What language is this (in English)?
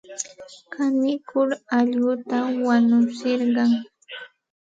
Santa Ana de Tusi Pasco Quechua